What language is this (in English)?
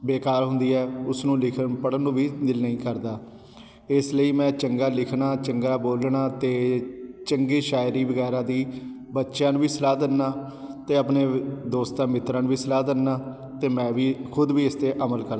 Punjabi